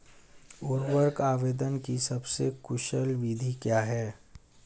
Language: Hindi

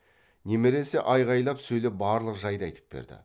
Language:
Kazakh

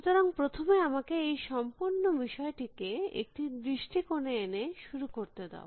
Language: Bangla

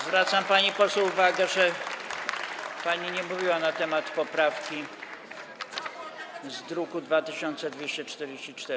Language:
Polish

